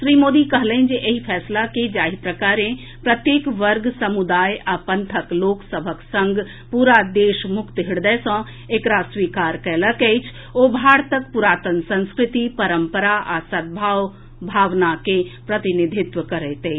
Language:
Maithili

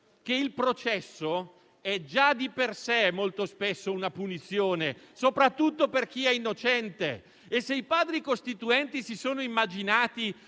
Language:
Italian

